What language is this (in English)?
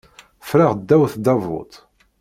Kabyle